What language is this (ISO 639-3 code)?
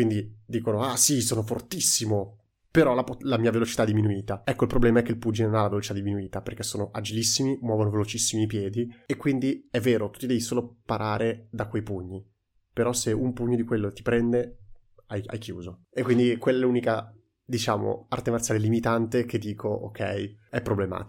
ita